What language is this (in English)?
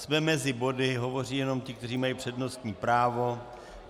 Czech